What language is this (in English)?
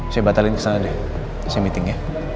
Indonesian